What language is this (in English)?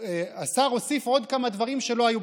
Hebrew